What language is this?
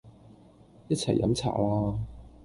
Cantonese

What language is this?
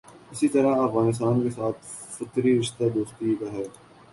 Urdu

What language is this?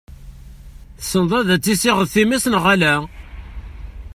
Kabyle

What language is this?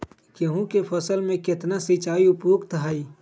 Magahi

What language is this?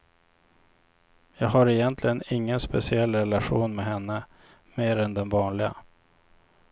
Swedish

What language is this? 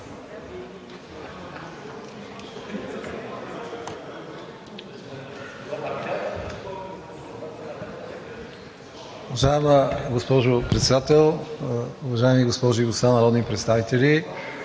Bulgarian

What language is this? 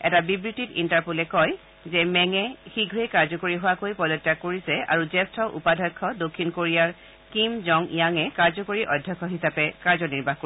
Assamese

